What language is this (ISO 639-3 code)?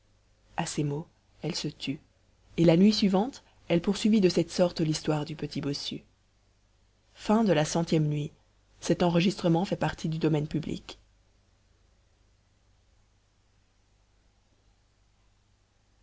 fra